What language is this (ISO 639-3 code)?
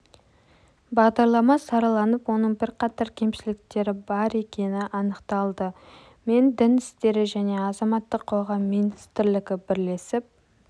kaz